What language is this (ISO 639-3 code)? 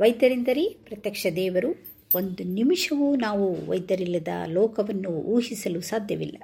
kan